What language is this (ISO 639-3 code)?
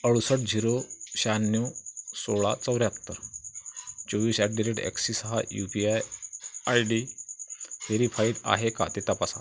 mar